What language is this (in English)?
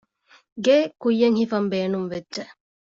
Divehi